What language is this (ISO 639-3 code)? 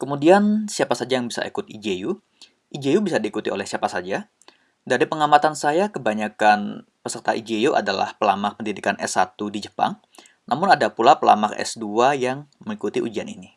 ind